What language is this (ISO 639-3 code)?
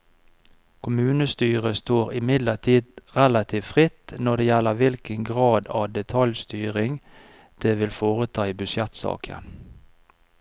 nor